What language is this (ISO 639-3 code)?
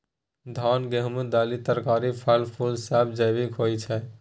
mai